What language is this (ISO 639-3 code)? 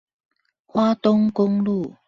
zho